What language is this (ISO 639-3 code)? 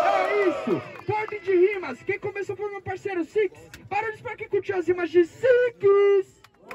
por